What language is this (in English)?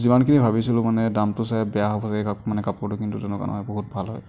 Assamese